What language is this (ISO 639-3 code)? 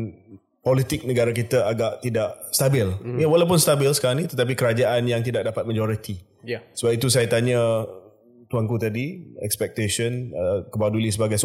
msa